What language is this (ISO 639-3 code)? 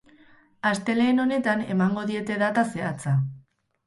eus